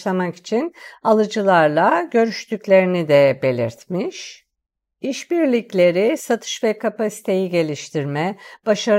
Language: Turkish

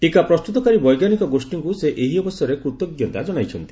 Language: Odia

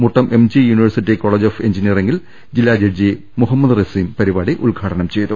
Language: Malayalam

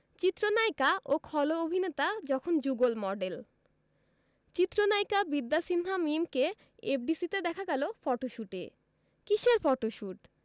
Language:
Bangla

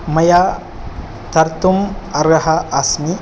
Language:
Sanskrit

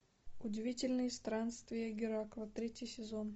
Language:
Russian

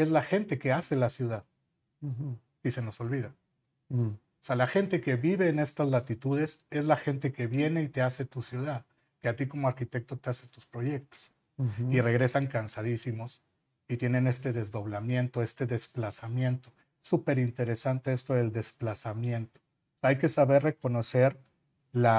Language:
Spanish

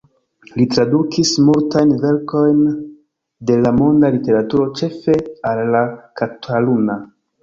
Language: Esperanto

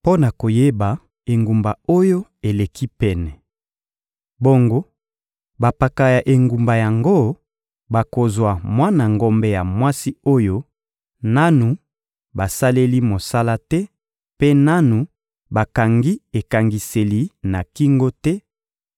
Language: Lingala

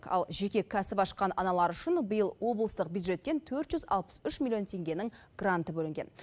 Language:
Kazakh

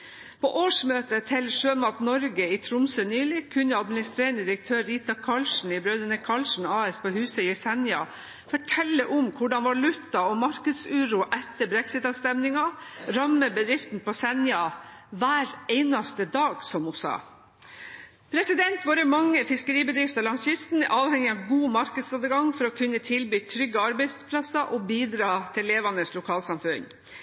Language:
Norwegian Bokmål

